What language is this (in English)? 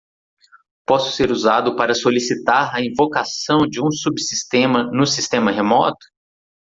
Portuguese